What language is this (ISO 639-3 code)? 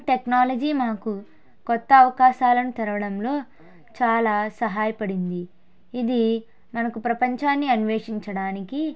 tel